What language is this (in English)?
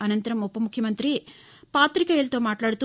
Telugu